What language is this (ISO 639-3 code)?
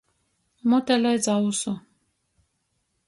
ltg